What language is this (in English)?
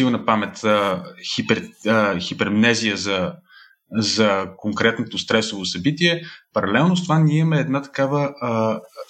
Bulgarian